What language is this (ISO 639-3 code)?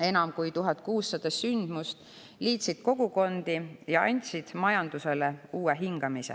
est